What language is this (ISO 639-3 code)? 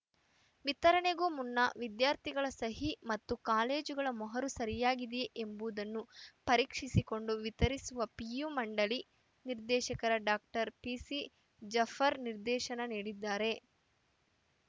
kan